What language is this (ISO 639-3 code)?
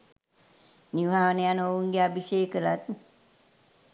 sin